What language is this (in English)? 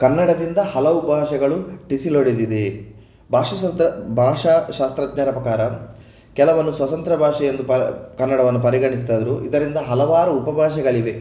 Kannada